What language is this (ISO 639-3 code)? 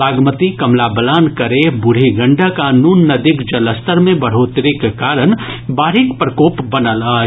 mai